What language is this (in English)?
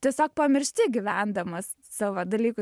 Lithuanian